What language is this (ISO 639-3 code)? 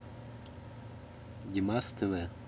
rus